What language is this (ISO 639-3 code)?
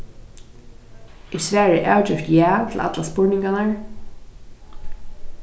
fao